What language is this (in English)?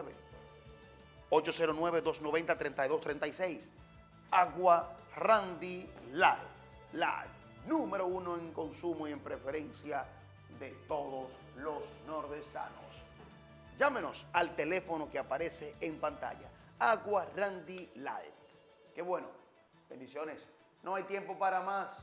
Spanish